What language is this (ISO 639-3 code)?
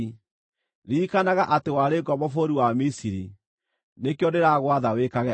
kik